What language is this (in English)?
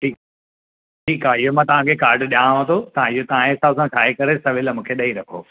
Sindhi